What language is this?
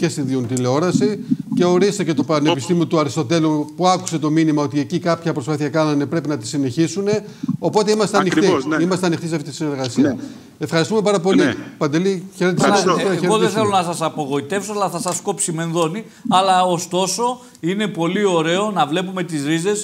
Greek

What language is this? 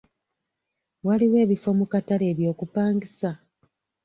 Ganda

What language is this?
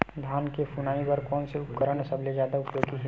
Chhattisgarhi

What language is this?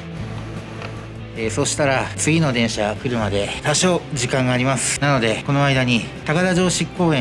Japanese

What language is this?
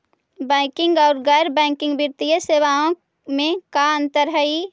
Magahi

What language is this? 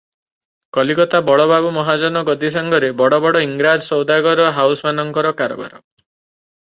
Odia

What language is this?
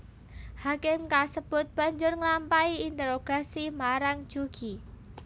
Javanese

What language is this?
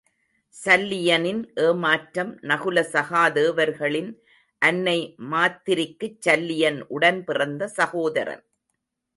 Tamil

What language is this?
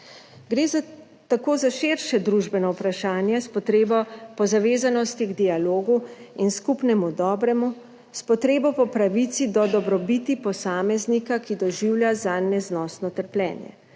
Slovenian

